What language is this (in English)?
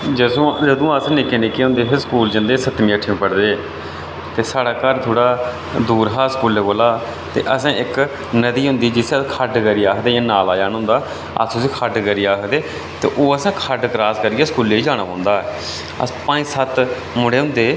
Dogri